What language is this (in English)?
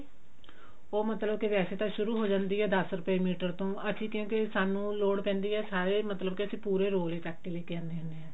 Punjabi